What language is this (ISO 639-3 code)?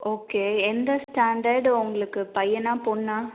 tam